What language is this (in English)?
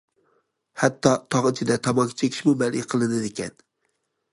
Uyghur